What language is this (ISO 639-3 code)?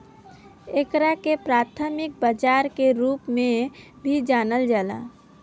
bho